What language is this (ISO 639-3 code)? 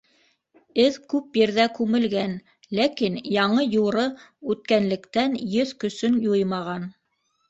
bak